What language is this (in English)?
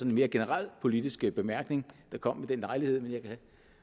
Danish